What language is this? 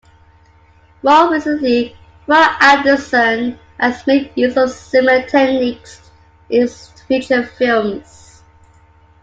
English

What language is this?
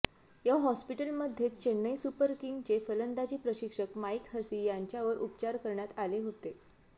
Marathi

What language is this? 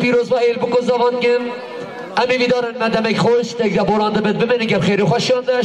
Arabic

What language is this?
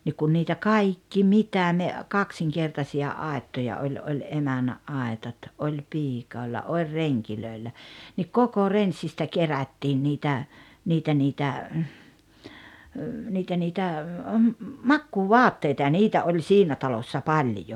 Finnish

